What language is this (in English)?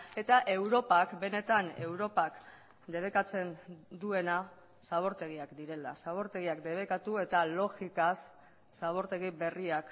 Basque